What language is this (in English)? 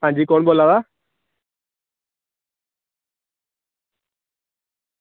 Dogri